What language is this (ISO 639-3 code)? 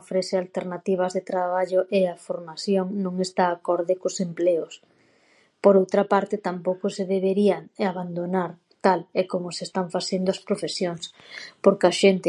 glg